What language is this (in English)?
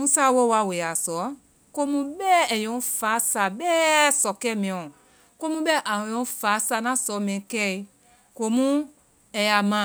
Vai